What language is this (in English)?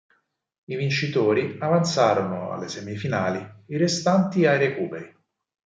Italian